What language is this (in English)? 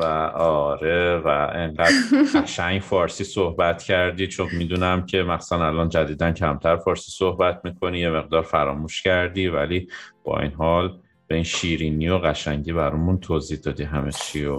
Persian